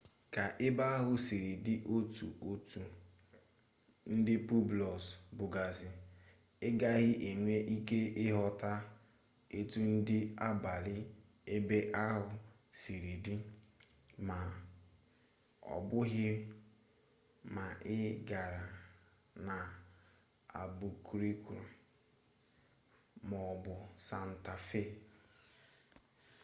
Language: Igbo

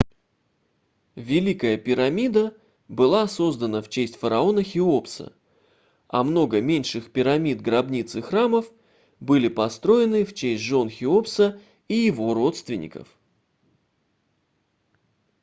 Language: Russian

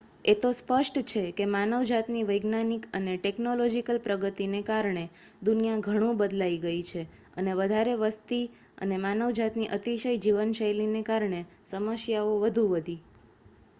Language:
Gujarati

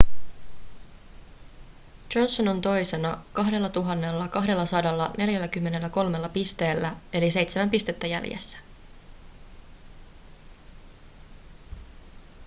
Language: Finnish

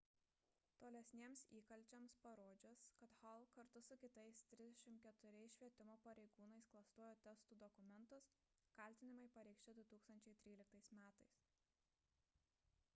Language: Lithuanian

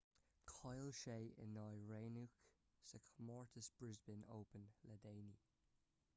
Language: Irish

